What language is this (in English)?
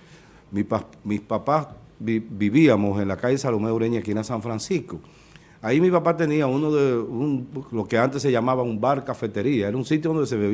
Spanish